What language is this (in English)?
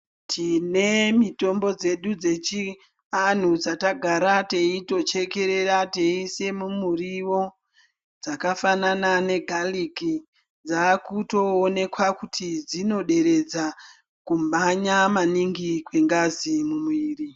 Ndau